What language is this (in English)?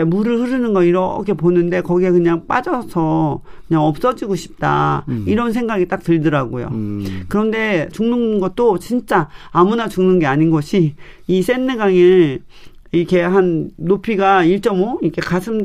Korean